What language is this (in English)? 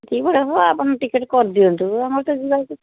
Odia